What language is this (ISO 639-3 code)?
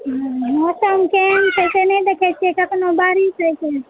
mai